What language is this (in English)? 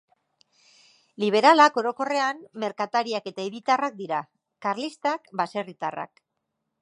Basque